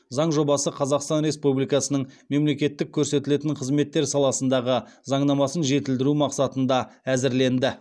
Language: Kazakh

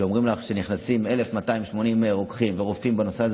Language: Hebrew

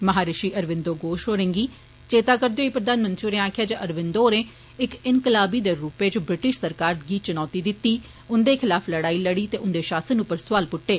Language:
Dogri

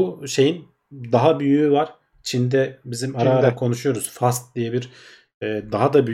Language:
Turkish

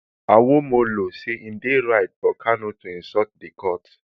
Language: Nigerian Pidgin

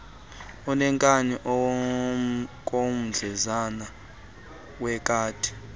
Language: Xhosa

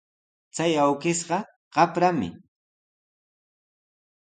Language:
Sihuas Ancash Quechua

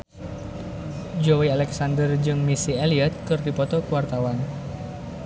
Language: Sundanese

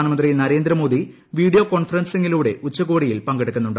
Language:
Malayalam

